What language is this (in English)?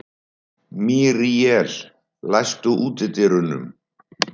Icelandic